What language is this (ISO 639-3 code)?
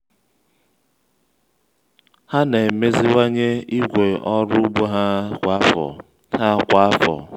ibo